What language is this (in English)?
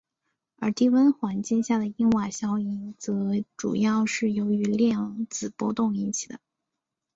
Chinese